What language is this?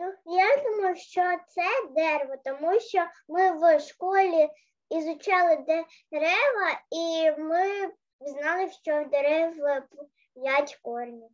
Ukrainian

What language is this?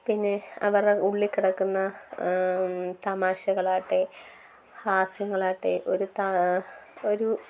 Malayalam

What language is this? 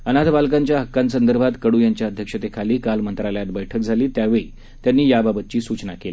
Marathi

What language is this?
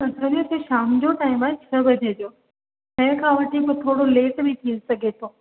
Sindhi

